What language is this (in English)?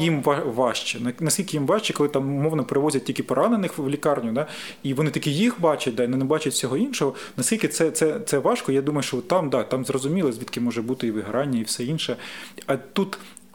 Ukrainian